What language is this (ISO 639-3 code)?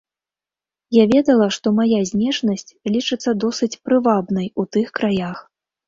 bel